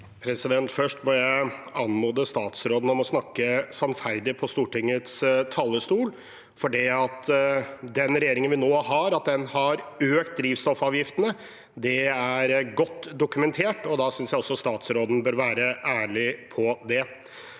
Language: Norwegian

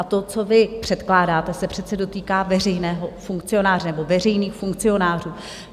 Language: Czech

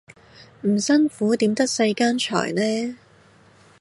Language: Cantonese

